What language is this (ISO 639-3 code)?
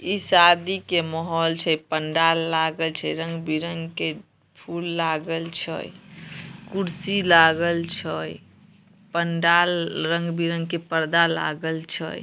mag